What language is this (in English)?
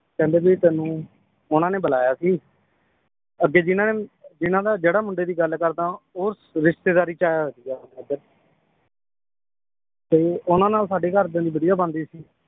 Punjabi